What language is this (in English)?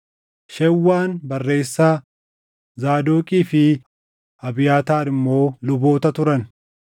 Oromo